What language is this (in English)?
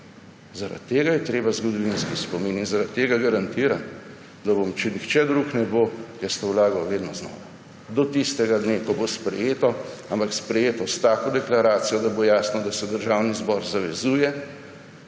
Slovenian